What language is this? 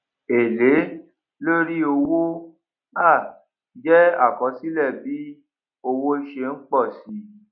Yoruba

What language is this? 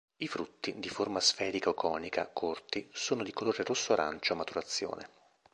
Italian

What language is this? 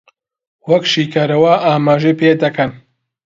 Central Kurdish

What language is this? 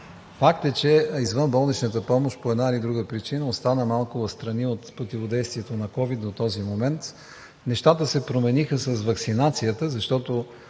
Bulgarian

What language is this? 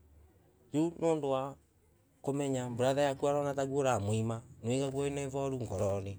Embu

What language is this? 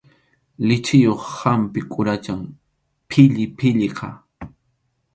Arequipa-La Unión Quechua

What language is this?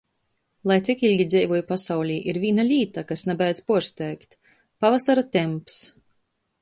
Latgalian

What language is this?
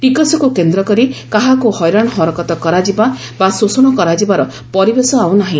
Odia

